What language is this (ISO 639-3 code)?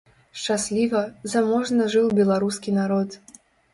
bel